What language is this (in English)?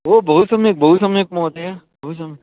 Sanskrit